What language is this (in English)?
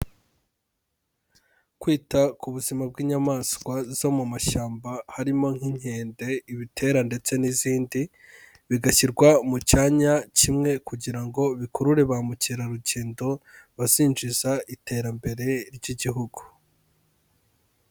Kinyarwanda